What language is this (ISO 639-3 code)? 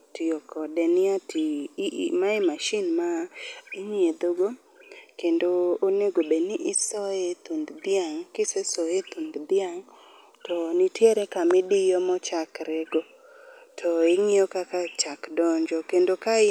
luo